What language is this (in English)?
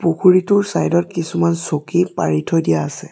Assamese